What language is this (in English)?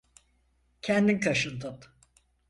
Turkish